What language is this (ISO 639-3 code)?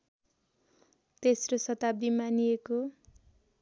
nep